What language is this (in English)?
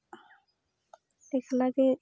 Santali